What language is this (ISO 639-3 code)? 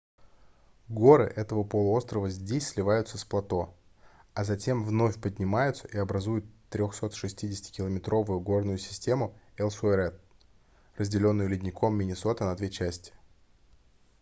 rus